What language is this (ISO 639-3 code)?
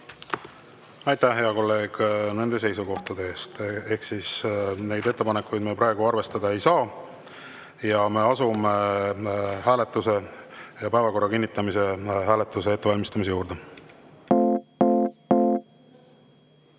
est